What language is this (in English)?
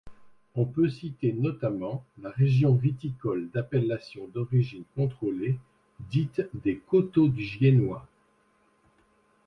French